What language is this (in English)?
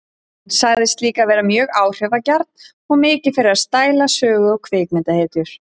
Icelandic